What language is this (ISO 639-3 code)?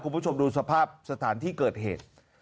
tha